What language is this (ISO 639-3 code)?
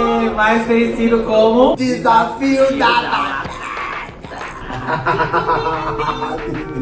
por